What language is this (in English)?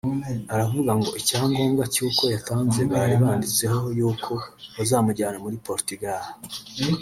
Kinyarwanda